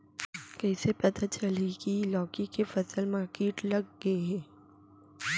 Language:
Chhattisgarhi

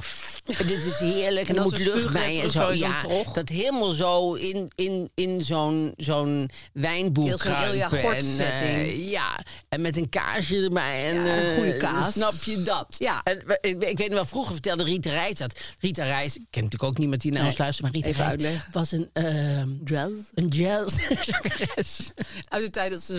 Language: Dutch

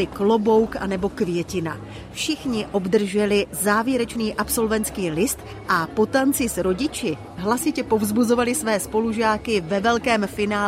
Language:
Czech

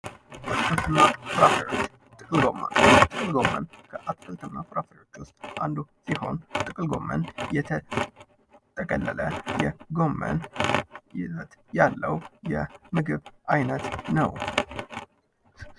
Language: Amharic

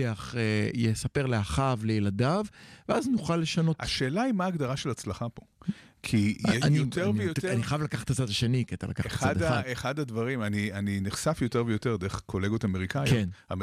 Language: Hebrew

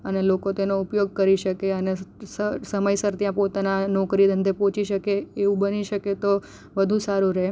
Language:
Gujarati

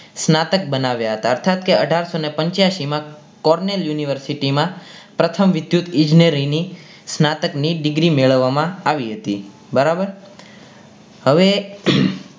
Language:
Gujarati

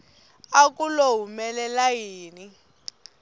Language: Tsonga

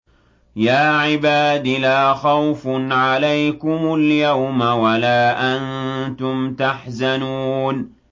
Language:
Arabic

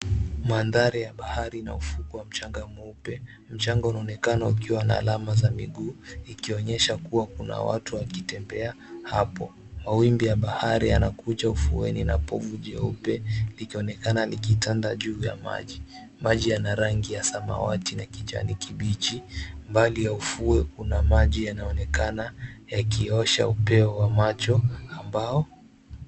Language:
Swahili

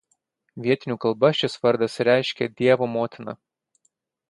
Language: Lithuanian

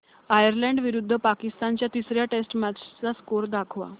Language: Marathi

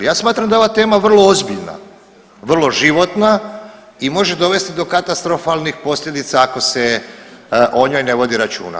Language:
Croatian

